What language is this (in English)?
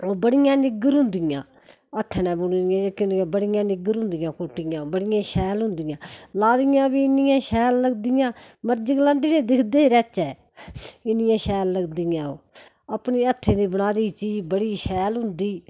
Dogri